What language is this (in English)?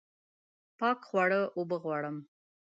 Pashto